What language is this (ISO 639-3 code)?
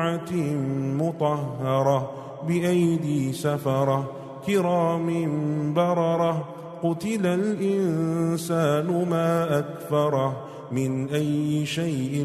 ara